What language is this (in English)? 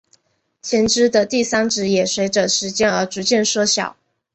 Chinese